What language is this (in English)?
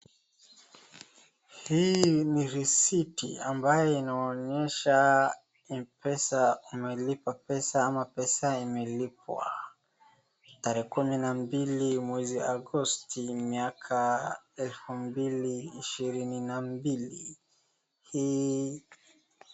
Swahili